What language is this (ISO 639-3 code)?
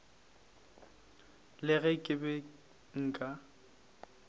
nso